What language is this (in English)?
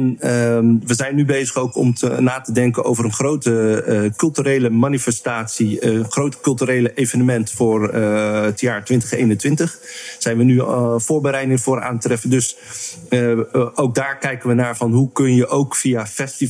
Dutch